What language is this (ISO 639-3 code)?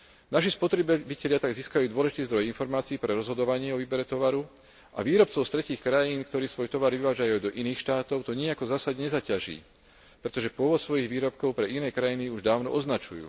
slk